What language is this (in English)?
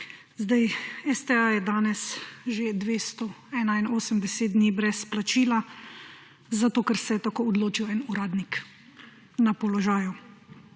Slovenian